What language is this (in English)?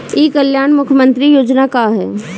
Bhojpuri